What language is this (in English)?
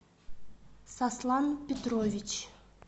Russian